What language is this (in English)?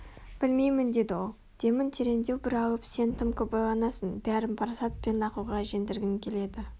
Kazakh